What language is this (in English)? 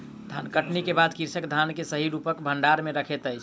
Maithili